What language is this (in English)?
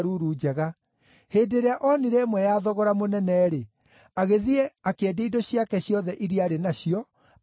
Kikuyu